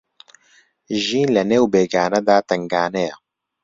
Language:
Central Kurdish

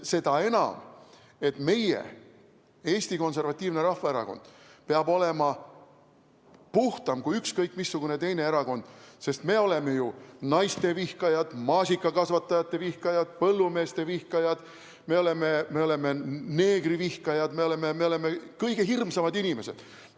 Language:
Estonian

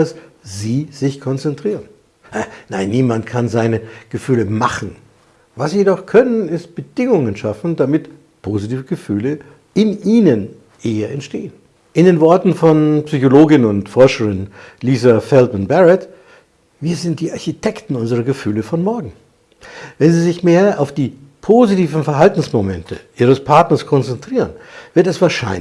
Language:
German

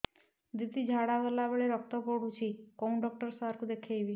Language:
Odia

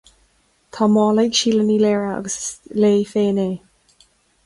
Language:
Irish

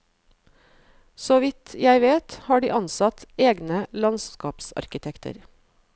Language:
Norwegian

